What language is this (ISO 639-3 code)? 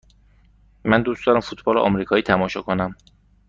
fas